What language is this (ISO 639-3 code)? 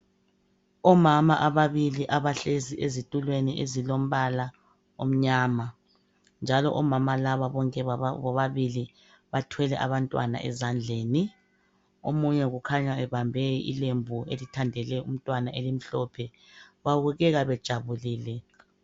nde